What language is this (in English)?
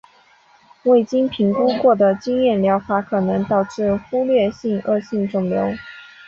Chinese